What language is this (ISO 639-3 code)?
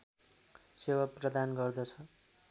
nep